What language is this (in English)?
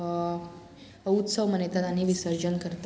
Konkani